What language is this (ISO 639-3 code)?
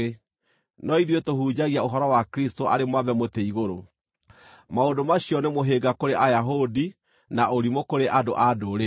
kik